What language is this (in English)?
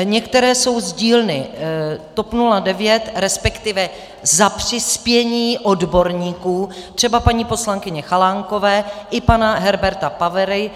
Czech